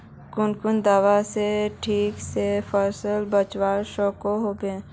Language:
Magahi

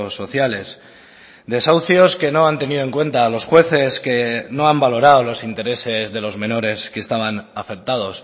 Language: Spanish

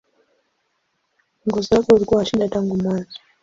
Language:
Swahili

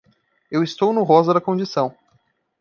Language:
Portuguese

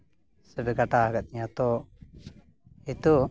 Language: Santali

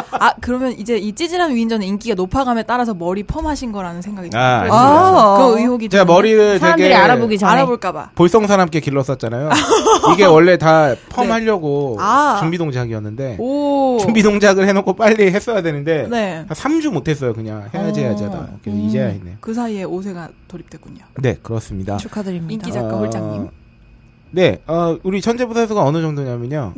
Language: Korean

